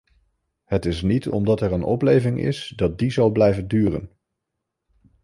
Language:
Dutch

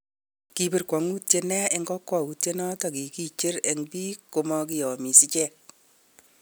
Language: Kalenjin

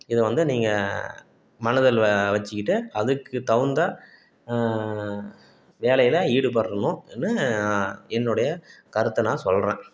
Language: Tamil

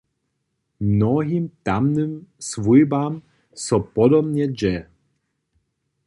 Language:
Upper Sorbian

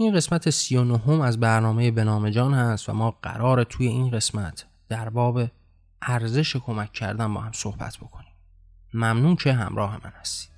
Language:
Persian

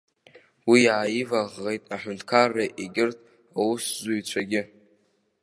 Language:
Abkhazian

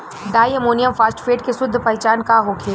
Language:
Bhojpuri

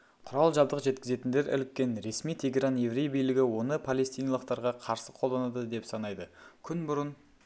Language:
Kazakh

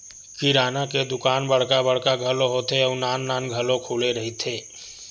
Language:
Chhattisgarhi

